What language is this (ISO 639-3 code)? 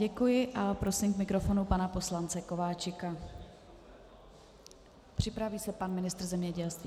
ces